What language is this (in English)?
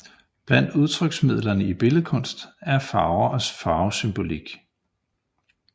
Danish